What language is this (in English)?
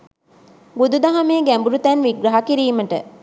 Sinhala